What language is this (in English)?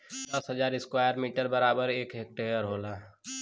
Bhojpuri